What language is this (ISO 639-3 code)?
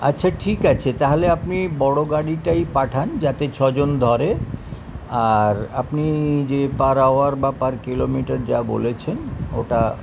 ben